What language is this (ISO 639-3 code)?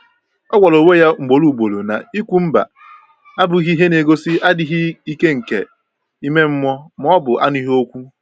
ibo